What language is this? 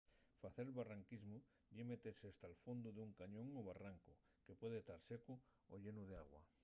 Asturian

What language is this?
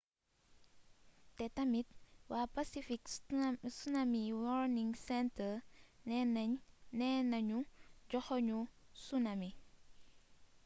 Wolof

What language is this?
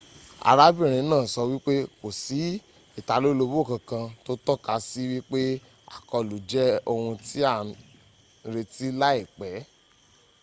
Yoruba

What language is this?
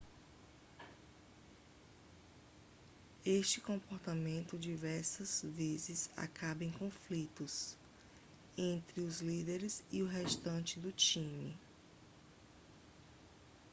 Portuguese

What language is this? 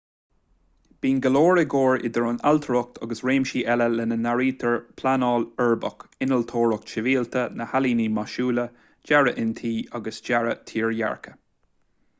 Irish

